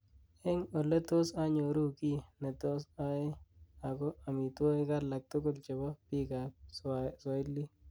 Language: Kalenjin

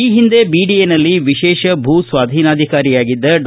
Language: Kannada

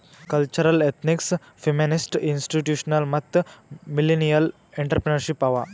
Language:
Kannada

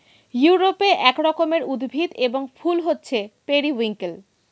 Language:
Bangla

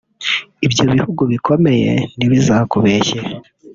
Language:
Kinyarwanda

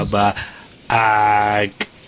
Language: Welsh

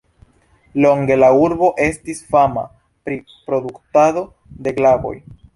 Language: Esperanto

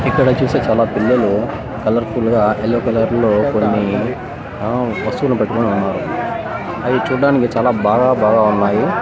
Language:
Telugu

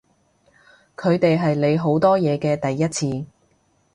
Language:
Cantonese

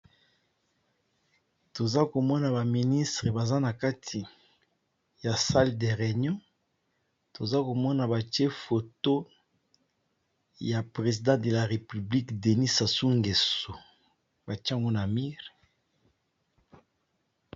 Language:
Lingala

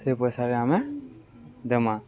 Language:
Odia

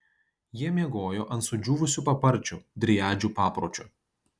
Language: Lithuanian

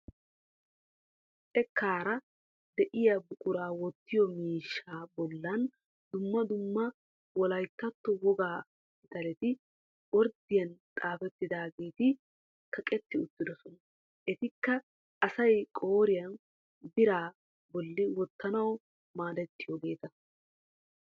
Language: Wolaytta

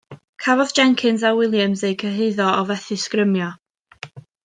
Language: Welsh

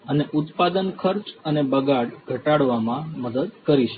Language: Gujarati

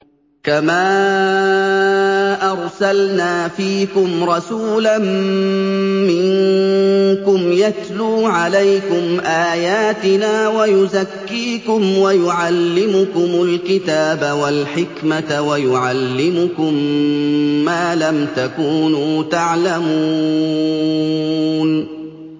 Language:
Arabic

